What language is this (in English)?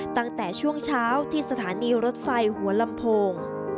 Thai